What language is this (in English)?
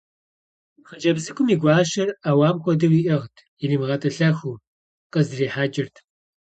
Kabardian